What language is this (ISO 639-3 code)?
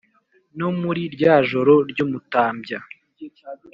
kin